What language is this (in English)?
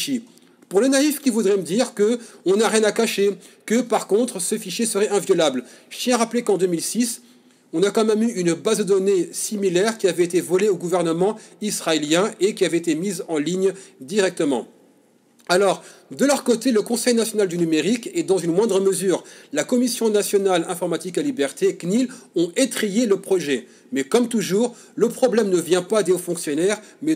French